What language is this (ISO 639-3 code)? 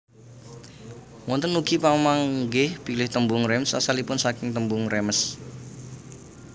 jav